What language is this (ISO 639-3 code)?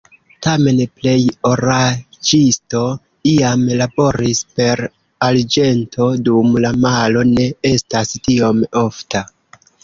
epo